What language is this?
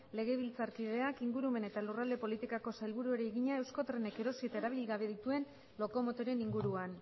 Basque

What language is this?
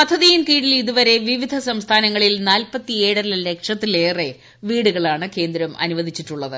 Malayalam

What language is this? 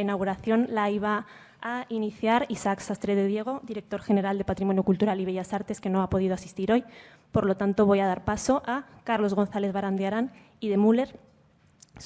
Spanish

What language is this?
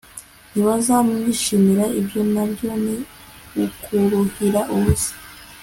Kinyarwanda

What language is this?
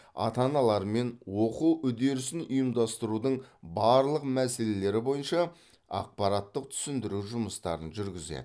Kazakh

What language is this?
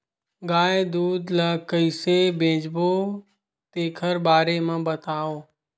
Chhattisgarhi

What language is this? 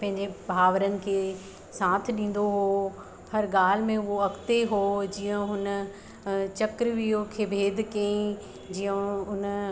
Sindhi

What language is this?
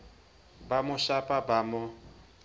Southern Sotho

